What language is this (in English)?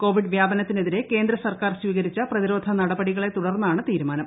Malayalam